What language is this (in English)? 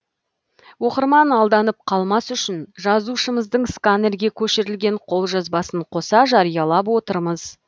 Kazakh